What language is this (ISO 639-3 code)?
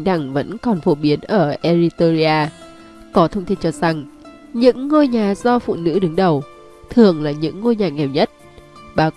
vie